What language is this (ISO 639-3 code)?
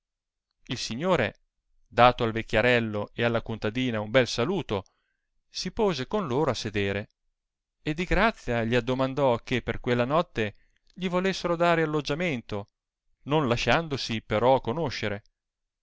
ita